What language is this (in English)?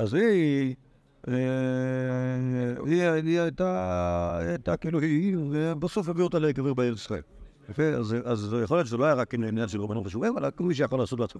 Hebrew